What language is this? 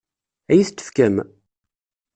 Kabyle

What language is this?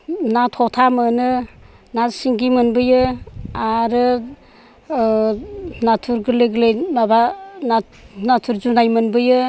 Bodo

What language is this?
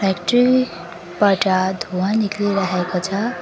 Nepali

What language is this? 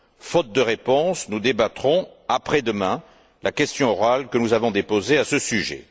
French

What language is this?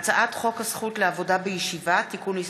Hebrew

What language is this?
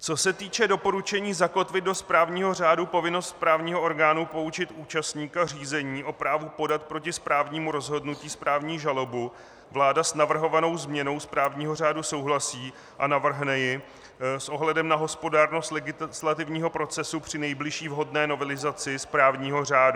Czech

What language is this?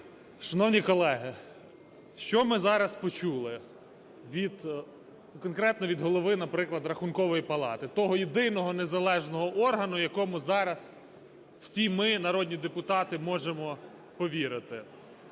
Ukrainian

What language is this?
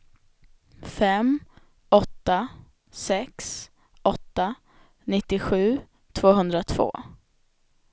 Swedish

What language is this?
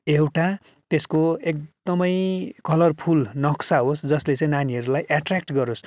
Nepali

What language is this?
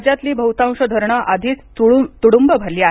Marathi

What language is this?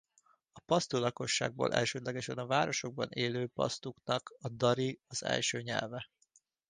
Hungarian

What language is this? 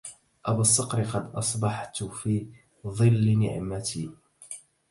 Arabic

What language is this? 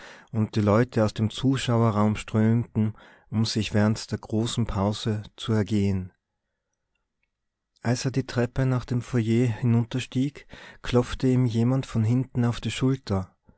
German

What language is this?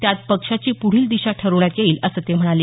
Marathi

